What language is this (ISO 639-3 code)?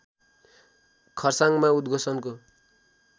nep